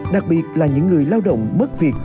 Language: Vietnamese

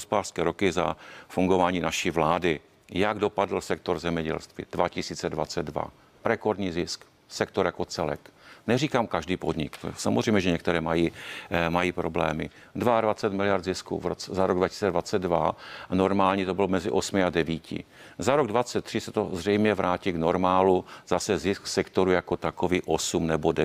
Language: Czech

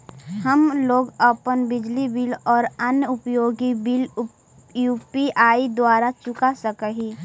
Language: Magahi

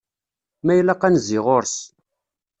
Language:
Kabyle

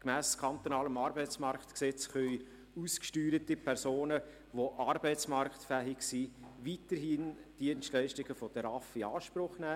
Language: Swiss German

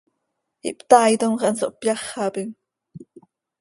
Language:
Seri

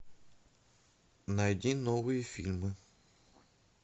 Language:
Russian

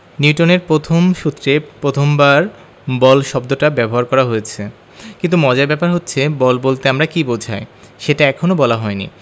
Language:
Bangla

